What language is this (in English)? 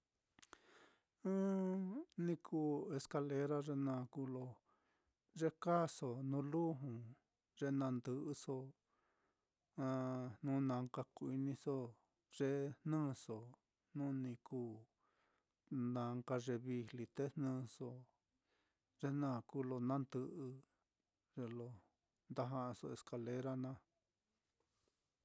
Mitlatongo Mixtec